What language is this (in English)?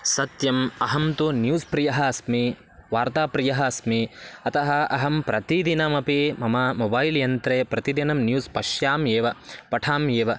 Sanskrit